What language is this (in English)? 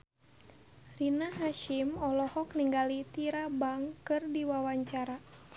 Sundanese